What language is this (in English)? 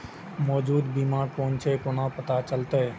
Maithili